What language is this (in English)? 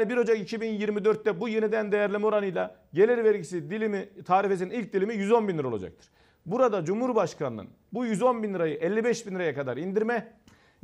Turkish